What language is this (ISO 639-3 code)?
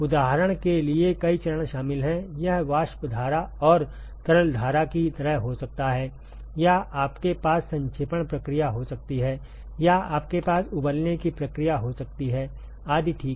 hin